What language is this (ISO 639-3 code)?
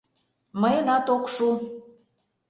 chm